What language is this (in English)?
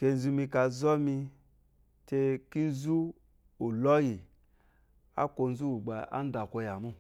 Eloyi